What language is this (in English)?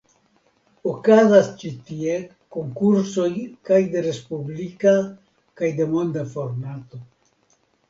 Esperanto